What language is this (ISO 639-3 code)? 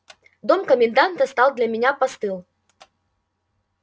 rus